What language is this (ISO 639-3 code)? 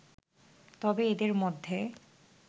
ben